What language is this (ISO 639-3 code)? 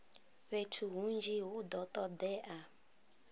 ven